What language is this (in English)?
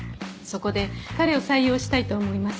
Japanese